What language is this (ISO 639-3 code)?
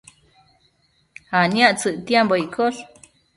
mcf